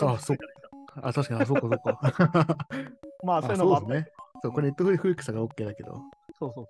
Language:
Japanese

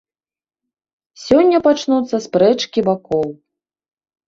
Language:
Belarusian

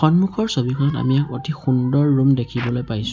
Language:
Assamese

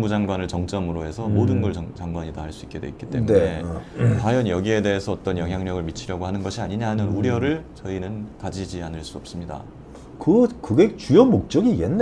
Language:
Korean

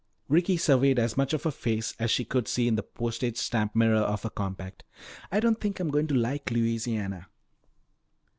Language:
English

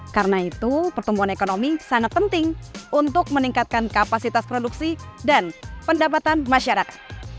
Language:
Indonesian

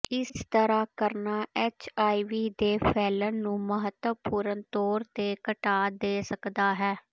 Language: Punjabi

